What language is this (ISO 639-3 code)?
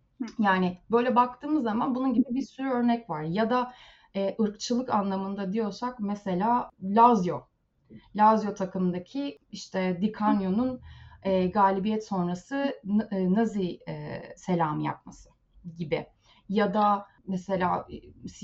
tur